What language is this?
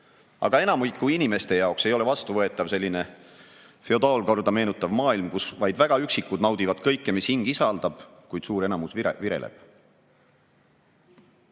Estonian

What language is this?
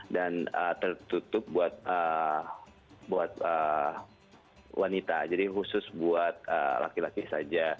Indonesian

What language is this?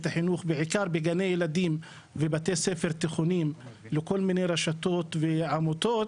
Hebrew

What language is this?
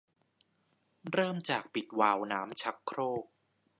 Thai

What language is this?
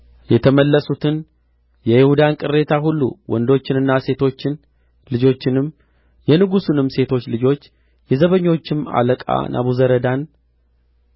Amharic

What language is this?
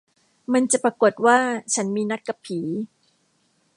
Thai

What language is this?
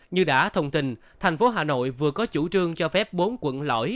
Vietnamese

